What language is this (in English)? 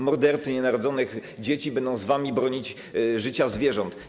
Polish